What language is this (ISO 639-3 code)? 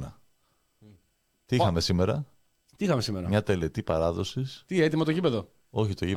ell